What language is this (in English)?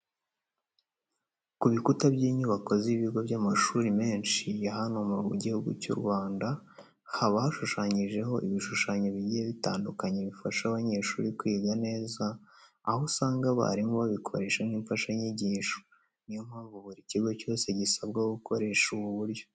Kinyarwanda